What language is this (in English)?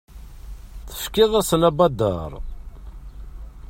Kabyle